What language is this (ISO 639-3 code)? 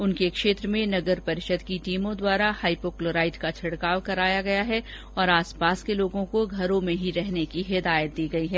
hin